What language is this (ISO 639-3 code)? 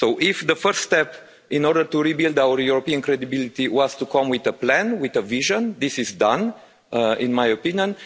eng